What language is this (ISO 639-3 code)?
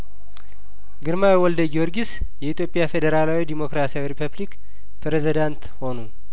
amh